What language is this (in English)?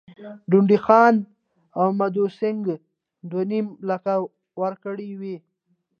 Pashto